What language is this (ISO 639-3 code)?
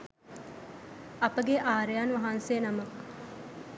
sin